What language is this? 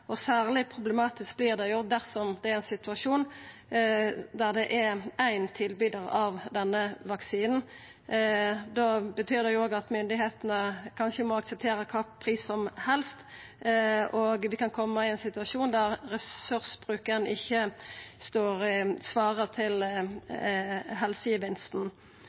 Norwegian Nynorsk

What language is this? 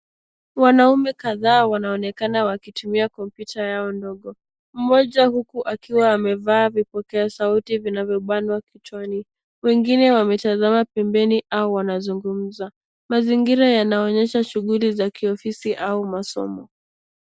Swahili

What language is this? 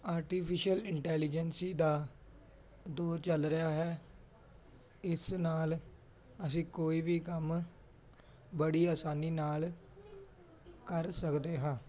Punjabi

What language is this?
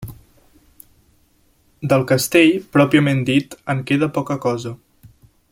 Catalan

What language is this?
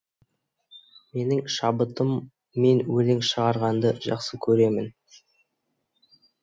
Kazakh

